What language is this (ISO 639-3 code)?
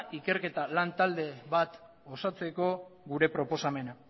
eus